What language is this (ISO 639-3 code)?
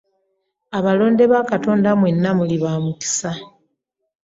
lug